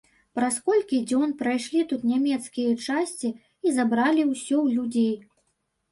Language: Belarusian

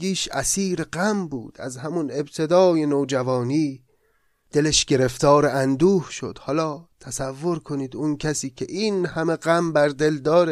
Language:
Persian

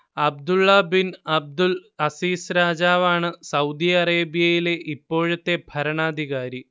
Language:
Malayalam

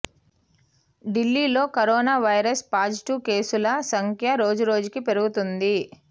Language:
Telugu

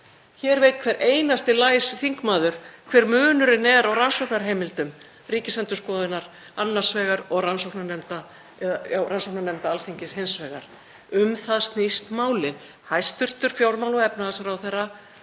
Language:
Icelandic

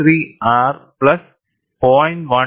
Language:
Malayalam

